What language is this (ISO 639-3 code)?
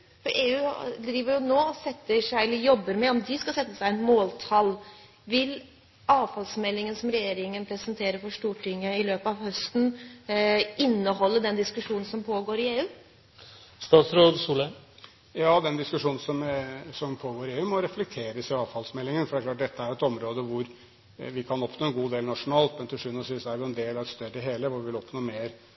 nob